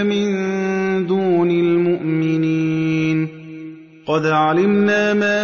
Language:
Arabic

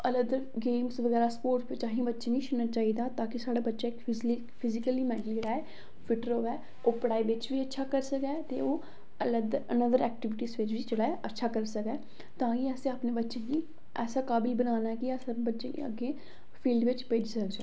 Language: Dogri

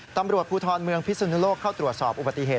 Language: Thai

